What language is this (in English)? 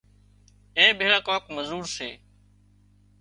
Wadiyara Koli